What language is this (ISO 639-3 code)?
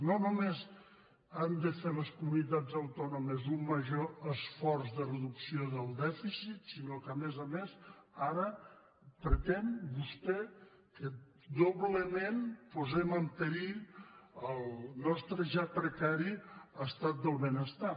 cat